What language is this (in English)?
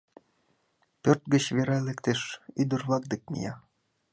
Mari